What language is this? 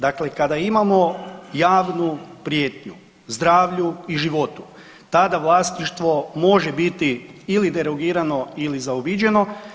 Croatian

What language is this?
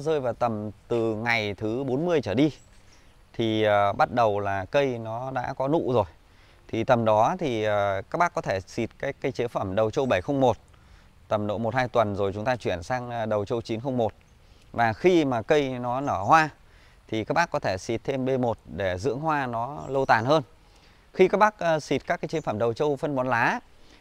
Vietnamese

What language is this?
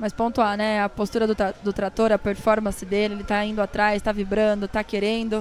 Portuguese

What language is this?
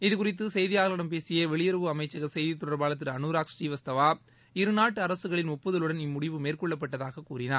Tamil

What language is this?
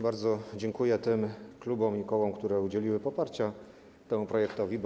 Polish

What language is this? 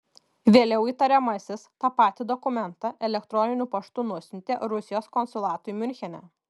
Lithuanian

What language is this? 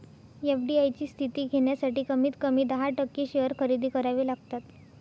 Marathi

